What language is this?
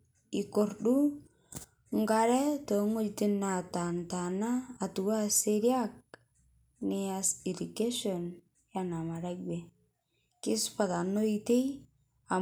Masai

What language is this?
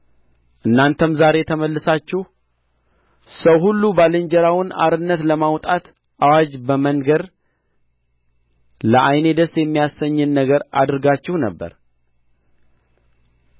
Amharic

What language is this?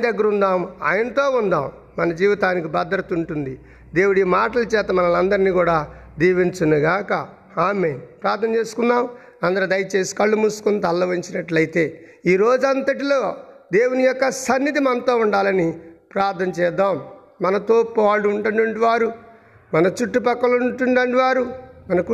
Telugu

